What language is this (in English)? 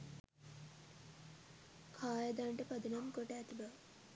Sinhala